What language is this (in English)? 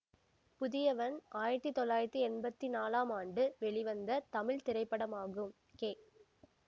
Tamil